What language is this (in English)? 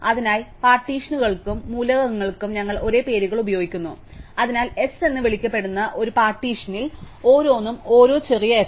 Malayalam